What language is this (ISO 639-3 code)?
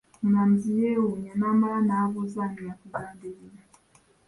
lug